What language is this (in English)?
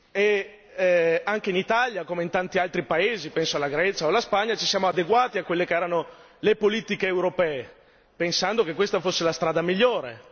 Italian